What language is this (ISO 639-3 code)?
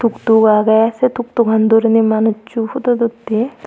ccp